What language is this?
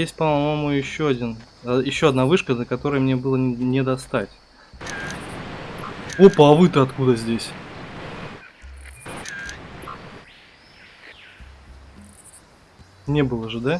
Russian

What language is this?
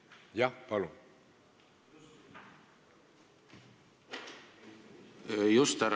Estonian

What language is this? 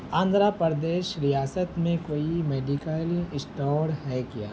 Urdu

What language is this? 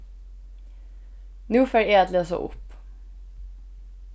Faroese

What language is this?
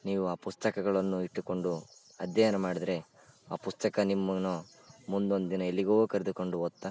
Kannada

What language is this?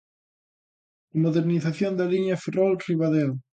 Galician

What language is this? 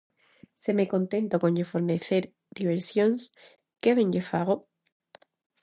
Galician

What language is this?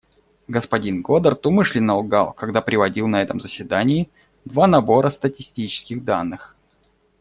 Russian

